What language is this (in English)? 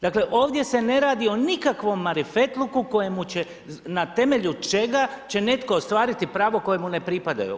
Croatian